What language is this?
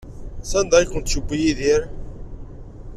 Kabyle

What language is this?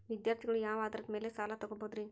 Kannada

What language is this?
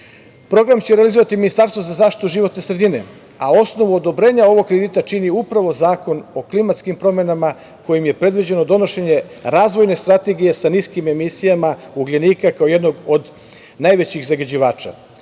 Serbian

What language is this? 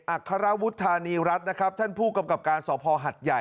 Thai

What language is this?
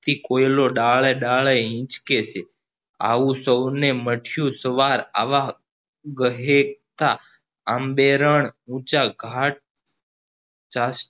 Gujarati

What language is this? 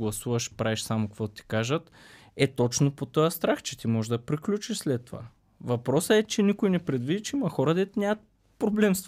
Bulgarian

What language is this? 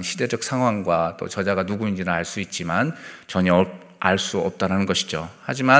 Korean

